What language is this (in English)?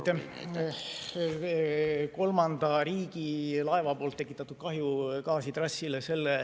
Estonian